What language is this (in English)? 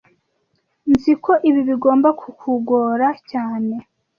Kinyarwanda